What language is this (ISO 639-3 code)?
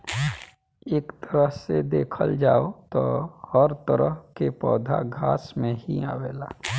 bho